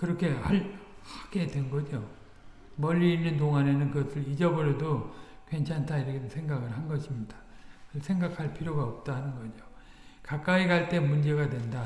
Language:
Korean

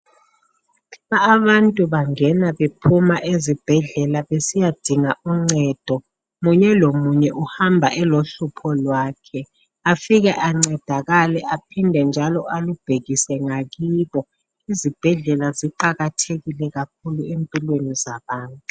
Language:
North Ndebele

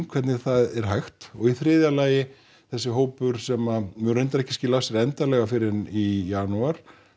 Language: Icelandic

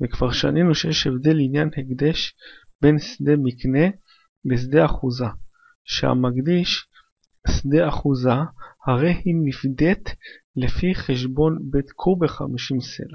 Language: Hebrew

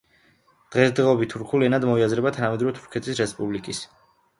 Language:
Georgian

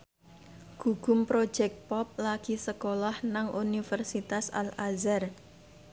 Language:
Javanese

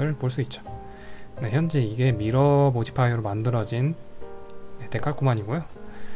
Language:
Korean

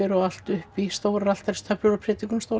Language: Icelandic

